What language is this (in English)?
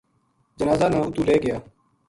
Gujari